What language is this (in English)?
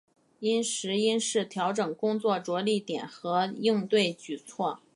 Chinese